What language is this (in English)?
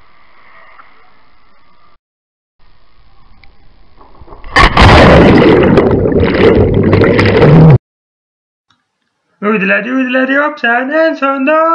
Swedish